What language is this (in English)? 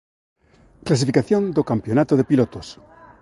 Galician